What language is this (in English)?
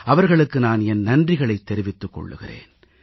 Tamil